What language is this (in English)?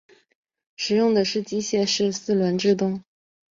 Chinese